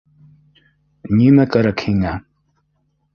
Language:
Bashkir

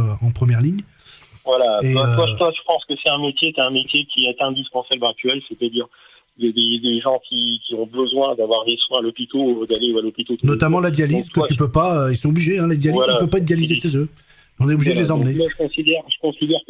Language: French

